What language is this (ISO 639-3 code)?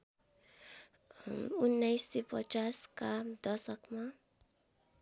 nep